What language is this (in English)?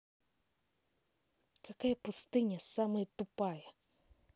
Russian